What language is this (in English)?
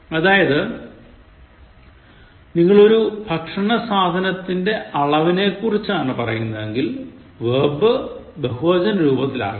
Malayalam